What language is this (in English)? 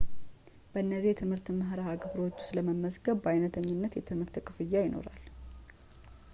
Amharic